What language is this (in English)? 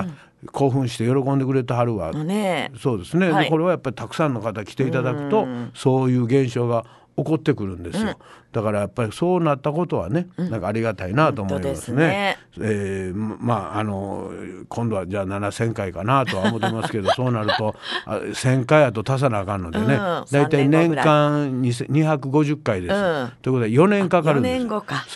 Japanese